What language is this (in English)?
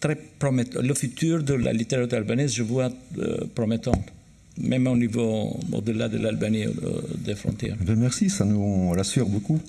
French